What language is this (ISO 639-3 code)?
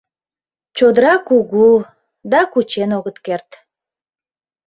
chm